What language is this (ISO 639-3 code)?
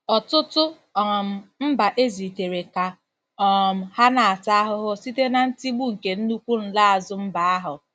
ibo